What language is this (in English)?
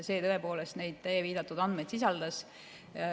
Estonian